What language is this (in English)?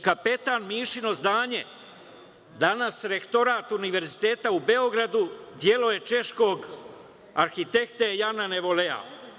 Serbian